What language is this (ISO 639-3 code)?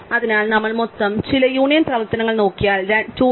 mal